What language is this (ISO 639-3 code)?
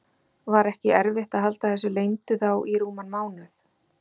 isl